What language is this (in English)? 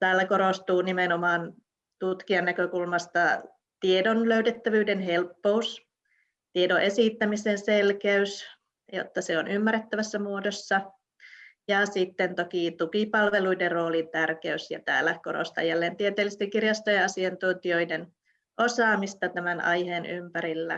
Finnish